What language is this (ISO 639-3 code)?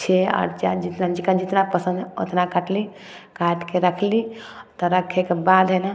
mai